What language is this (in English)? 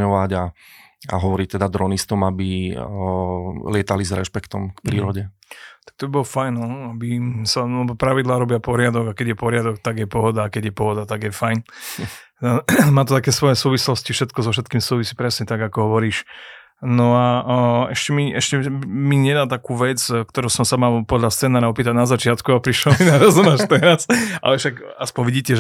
Slovak